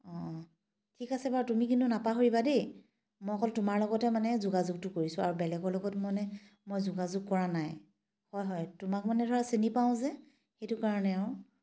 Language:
Assamese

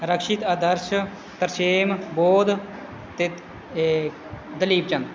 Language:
Punjabi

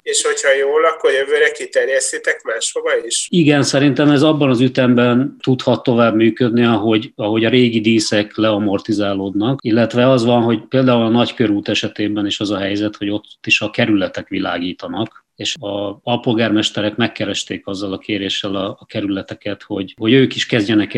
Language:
Hungarian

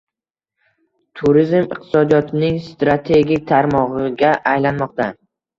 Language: Uzbek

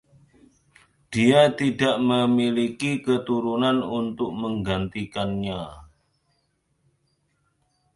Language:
Indonesian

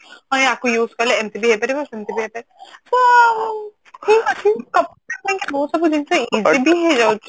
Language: Odia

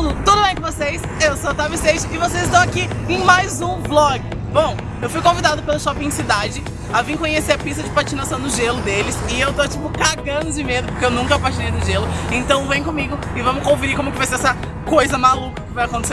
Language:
Portuguese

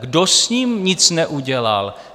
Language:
Czech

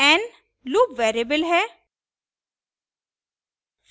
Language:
Hindi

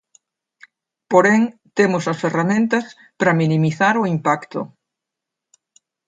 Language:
Galician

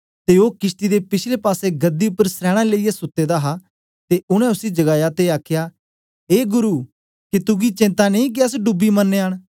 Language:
Dogri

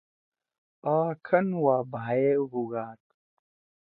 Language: Torwali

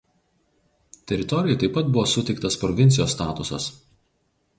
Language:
Lithuanian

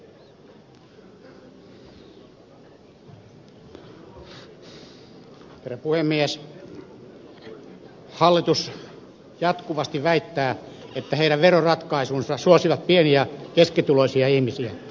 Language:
Finnish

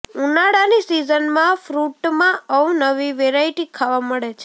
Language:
Gujarati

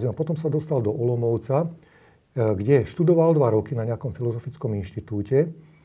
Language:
Slovak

